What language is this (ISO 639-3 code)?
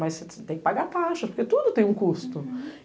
por